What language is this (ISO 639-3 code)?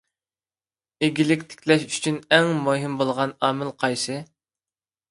uig